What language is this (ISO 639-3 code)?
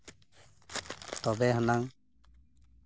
sat